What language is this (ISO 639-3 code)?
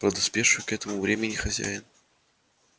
rus